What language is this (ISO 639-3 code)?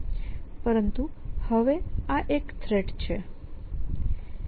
guj